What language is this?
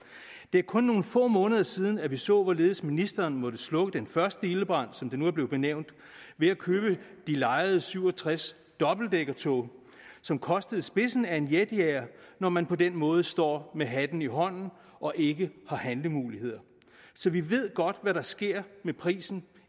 Danish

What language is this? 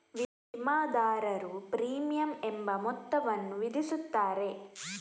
Kannada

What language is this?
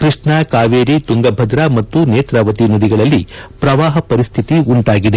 Kannada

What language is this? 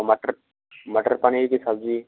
Hindi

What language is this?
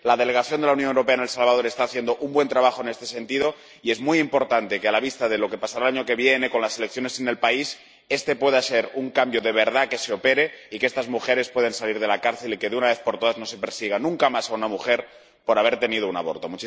Spanish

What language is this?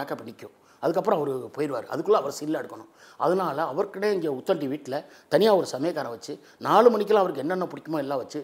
Tamil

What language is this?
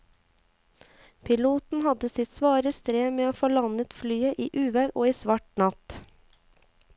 Norwegian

